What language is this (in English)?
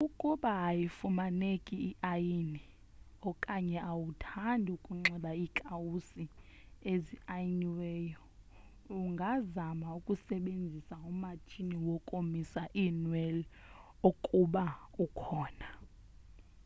Xhosa